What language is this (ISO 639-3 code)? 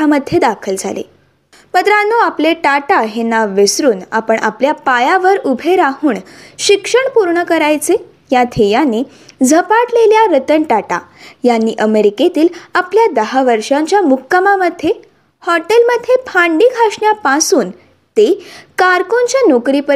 mar